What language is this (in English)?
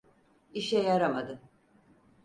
Turkish